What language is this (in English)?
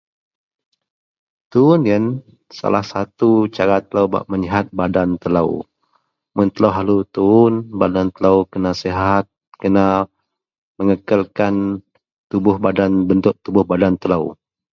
Central Melanau